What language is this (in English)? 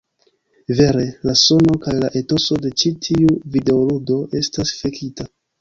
Esperanto